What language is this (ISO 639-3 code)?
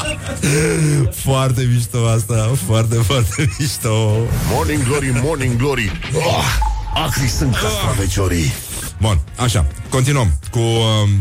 ron